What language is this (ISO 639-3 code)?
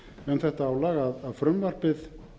isl